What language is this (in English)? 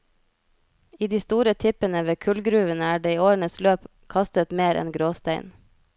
Norwegian